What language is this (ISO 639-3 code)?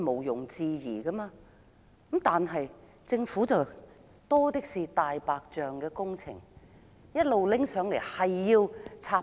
yue